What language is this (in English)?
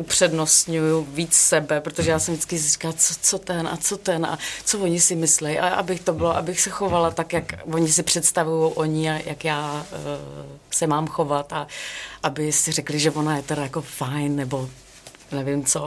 Czech